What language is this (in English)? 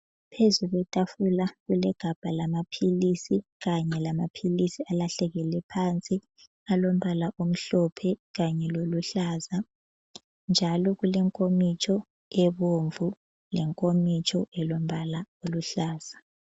North Ndebele